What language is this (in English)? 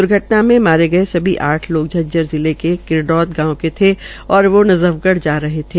Hindi